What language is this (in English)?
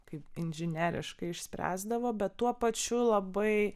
Lithuanian